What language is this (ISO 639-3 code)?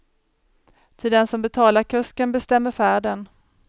swe